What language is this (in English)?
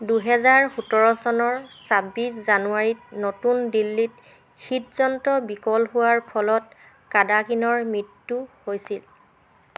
Assamese